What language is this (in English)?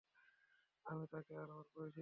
Bangla